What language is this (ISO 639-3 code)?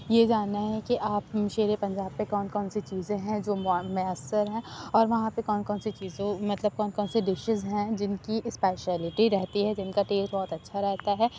urd